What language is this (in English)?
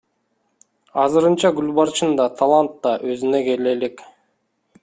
Kyrgyz